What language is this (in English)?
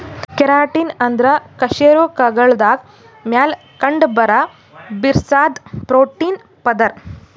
Kannada